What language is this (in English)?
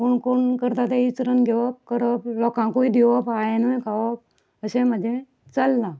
Konkani